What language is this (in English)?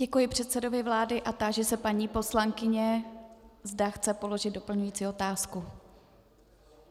Czech